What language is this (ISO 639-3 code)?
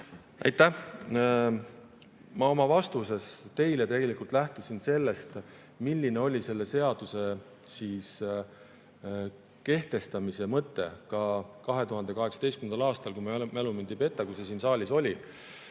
est